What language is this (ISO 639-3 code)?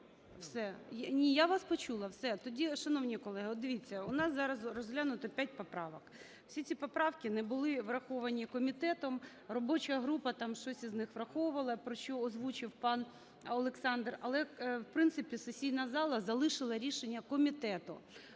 ukr